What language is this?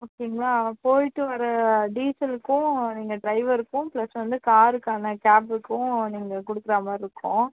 Tamil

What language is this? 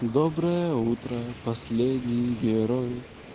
Russian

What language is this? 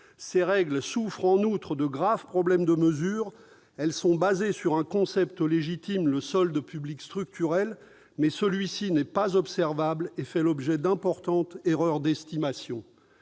French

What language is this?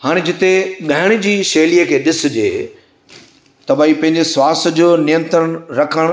Sindhi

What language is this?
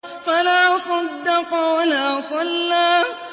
Arabic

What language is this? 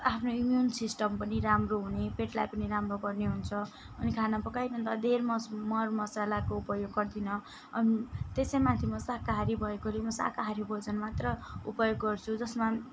Nepali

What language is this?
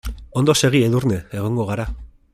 Basque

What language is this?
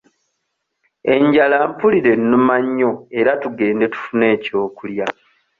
Ganda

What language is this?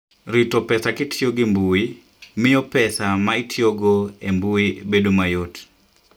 Luo (Kenya and Tanzania)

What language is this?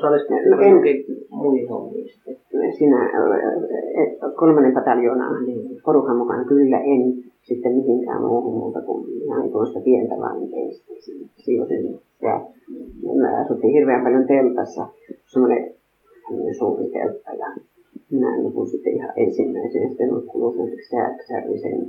Finnish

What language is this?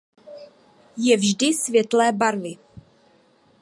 Czech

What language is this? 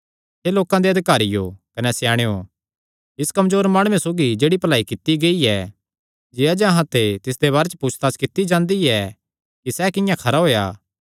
Kangri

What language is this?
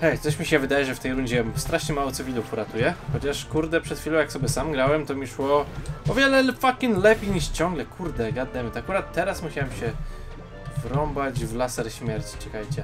Polish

